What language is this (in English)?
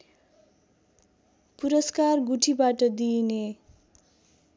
Nepali